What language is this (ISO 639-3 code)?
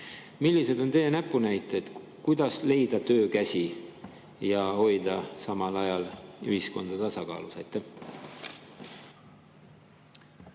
est